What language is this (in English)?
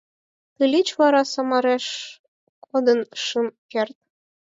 Mari